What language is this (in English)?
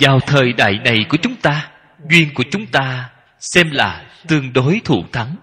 Vietnamese